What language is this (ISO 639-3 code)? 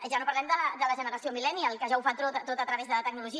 cat